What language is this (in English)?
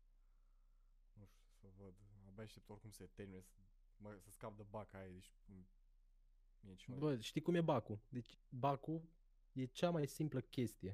Romanian